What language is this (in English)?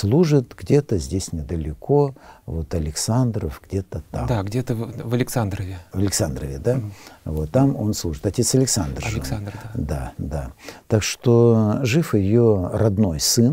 Russian